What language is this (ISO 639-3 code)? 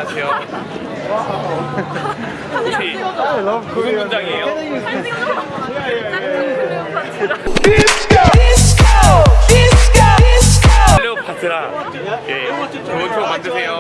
kor